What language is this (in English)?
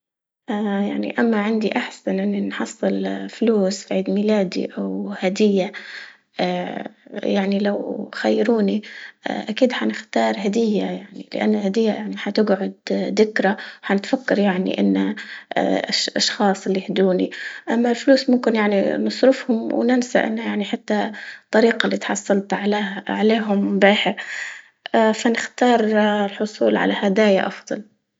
Libyan Arabic